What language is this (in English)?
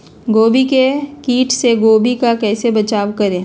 Magahi